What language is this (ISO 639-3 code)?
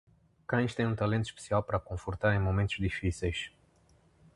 por